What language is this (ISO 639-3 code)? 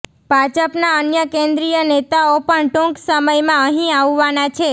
guj